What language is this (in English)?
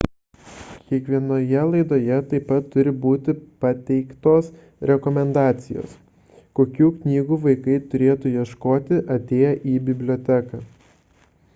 Lithuanian